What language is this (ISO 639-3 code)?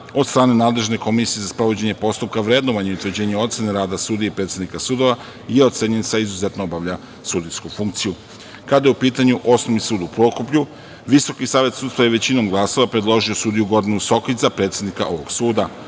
srp